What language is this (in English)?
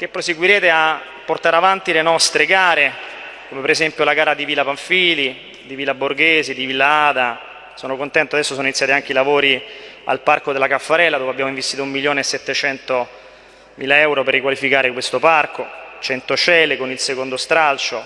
Italian